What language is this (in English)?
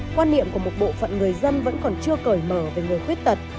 Vietnamese